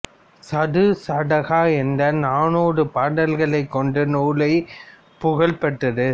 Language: Tamil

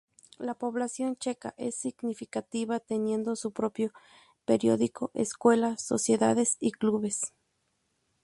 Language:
Spanish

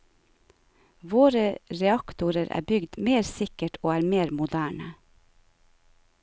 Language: Norwegian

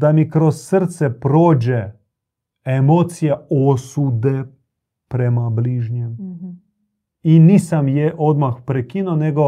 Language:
Croatian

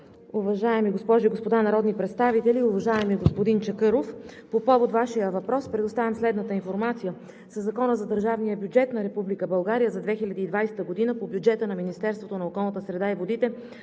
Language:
Bulgarian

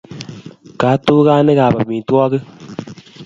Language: Kalenjin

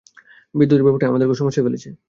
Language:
Bangla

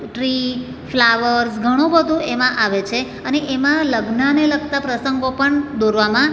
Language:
Gujarati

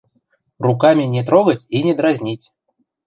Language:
Western Mari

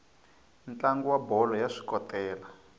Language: Tsonga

